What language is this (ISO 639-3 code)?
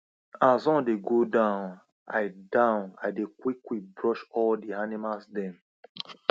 pcm